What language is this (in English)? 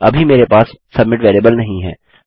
Hindi